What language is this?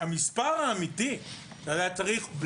Hebrew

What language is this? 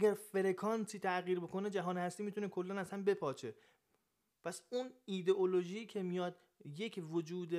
Persian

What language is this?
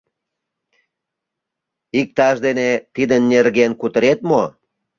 Mari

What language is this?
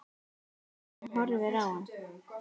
Icelandic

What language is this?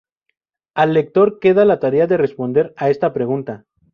Spanish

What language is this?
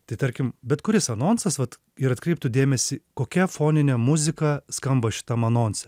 Lithuanian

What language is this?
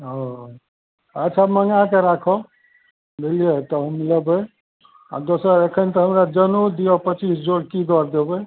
Maithili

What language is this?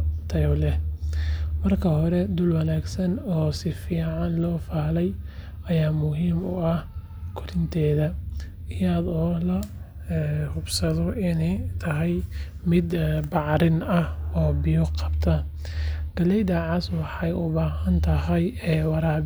Somali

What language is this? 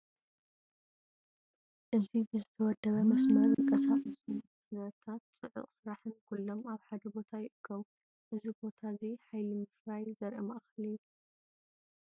Tigrinya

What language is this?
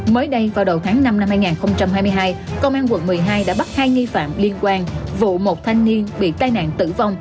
Vietnamese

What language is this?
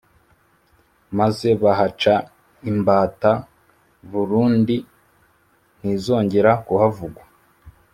Kinyarwanda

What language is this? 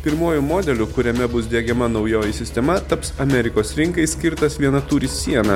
Lithuanian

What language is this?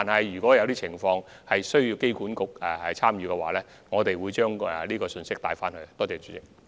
Cantonese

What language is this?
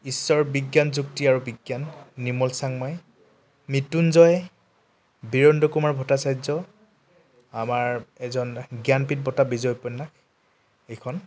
Assamese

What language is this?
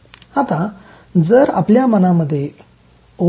Marathi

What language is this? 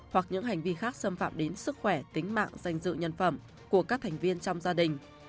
Vietnamese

